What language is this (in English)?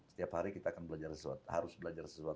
Indonesian